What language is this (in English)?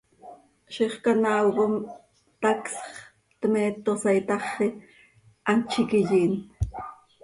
Seri